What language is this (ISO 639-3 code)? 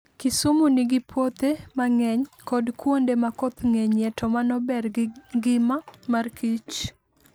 luo